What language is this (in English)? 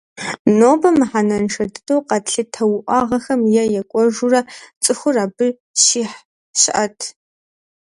Kabardian